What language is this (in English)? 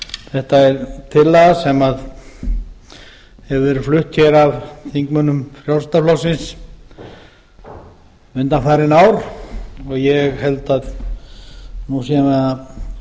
Icelandic